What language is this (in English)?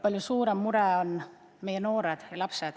Estonian